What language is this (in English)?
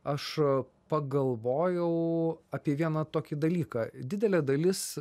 Lithuanian